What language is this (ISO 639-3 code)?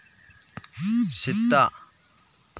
sat